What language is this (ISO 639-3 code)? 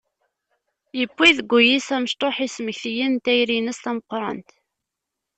kab